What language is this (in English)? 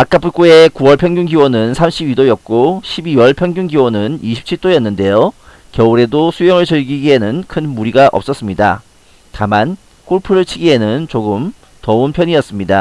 Korean